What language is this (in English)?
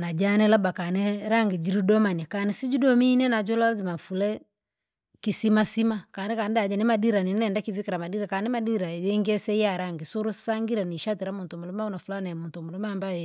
Langi